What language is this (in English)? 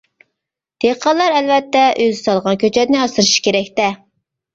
Uyghur